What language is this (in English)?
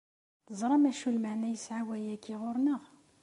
Kabyle